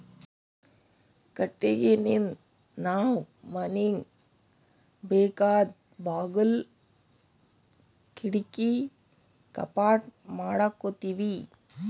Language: Kannada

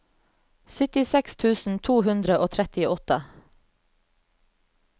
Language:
Norwegian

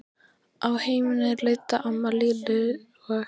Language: Icelandic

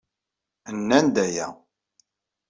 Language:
Kabyle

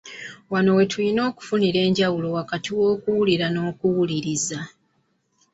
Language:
Ganda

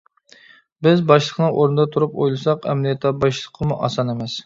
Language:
Uyghur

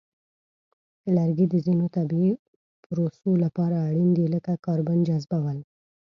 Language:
Pashto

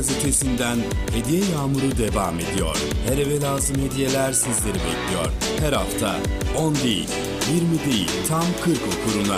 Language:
Turkish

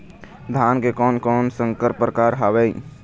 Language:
Chhattisgarhi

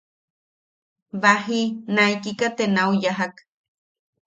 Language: Yaqui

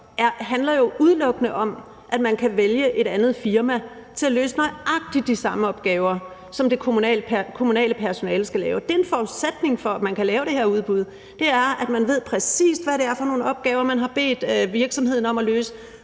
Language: Danish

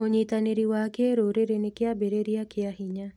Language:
Kikuyu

